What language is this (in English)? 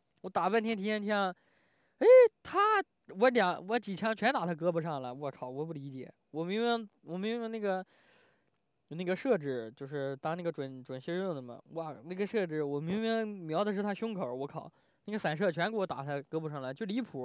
Chinese